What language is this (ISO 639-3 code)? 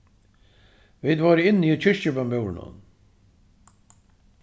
fao